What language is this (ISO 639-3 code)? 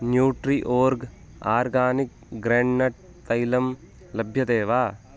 san